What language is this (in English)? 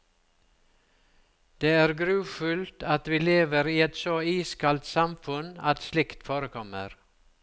Norwegian